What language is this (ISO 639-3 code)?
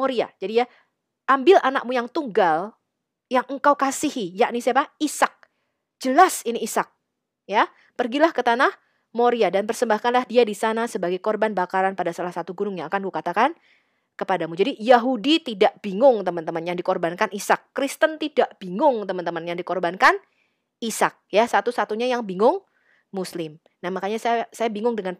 ind